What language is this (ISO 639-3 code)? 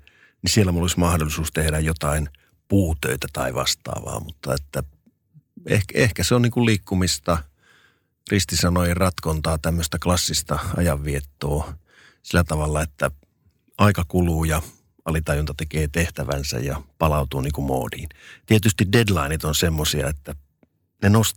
fin